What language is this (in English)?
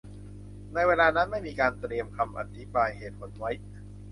Thai